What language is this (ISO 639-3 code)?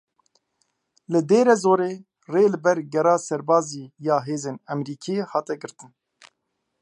kur